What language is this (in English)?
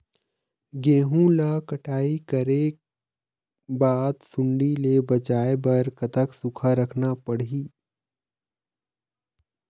Chhattisgarhi